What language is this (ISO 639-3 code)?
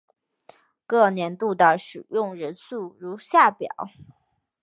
zho